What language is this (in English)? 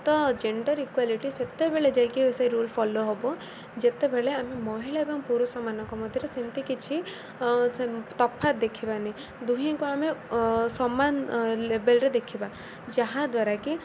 Odia